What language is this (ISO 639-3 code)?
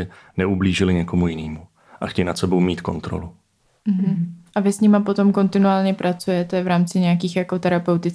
ces